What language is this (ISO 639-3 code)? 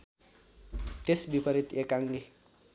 nep